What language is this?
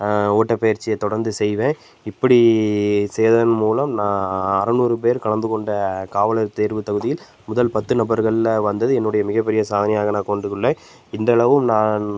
Tamil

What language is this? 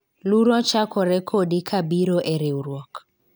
Luo (Kenya and Tanzania)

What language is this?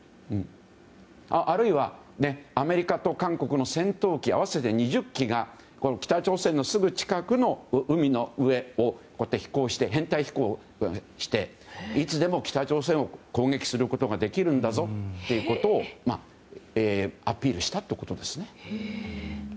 Japanese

